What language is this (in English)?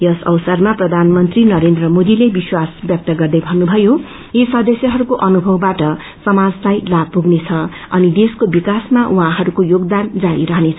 Nepali